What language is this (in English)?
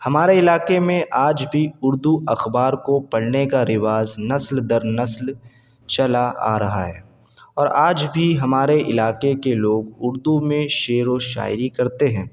Urdu